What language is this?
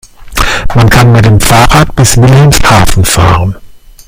German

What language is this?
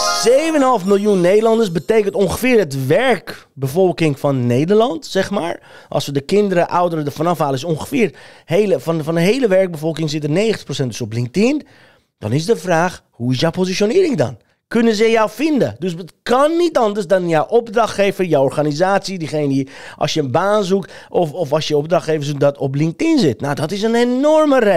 Dutch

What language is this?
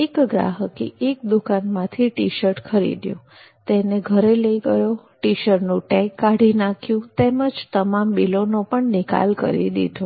Gujarati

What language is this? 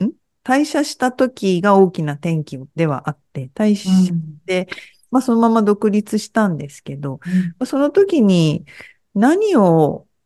Japanese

